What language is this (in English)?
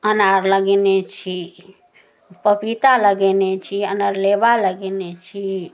Maithili